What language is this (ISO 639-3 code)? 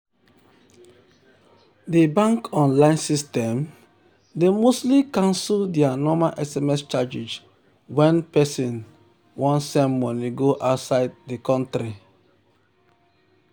pcm